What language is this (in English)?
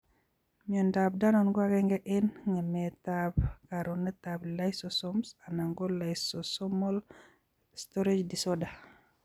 Kalenjin